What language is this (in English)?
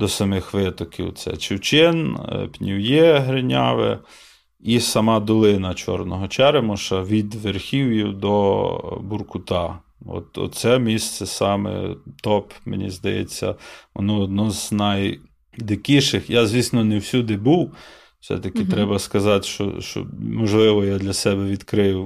Ukrainian